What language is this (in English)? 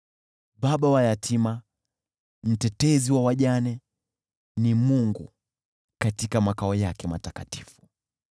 Swahili